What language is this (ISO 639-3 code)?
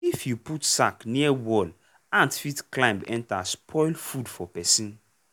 pcm